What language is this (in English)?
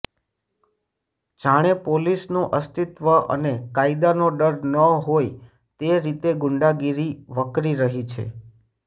Gujarati